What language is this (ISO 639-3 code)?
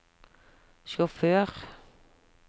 nor